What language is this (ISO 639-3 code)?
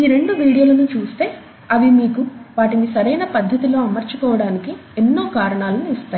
tel